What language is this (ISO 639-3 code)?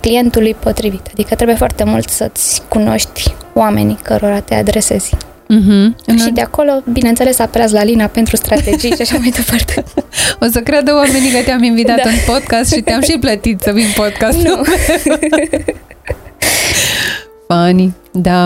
ron